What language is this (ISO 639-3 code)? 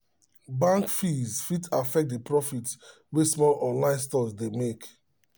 pcm